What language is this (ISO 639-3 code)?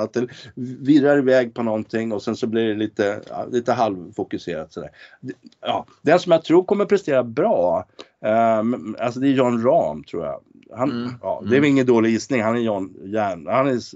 swe